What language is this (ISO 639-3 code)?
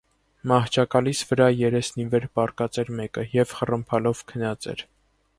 hye